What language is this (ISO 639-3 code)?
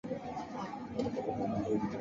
zho